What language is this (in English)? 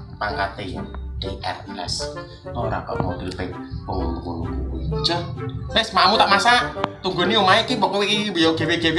Indonesian